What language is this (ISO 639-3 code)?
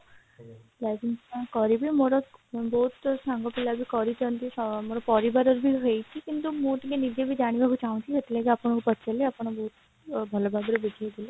ori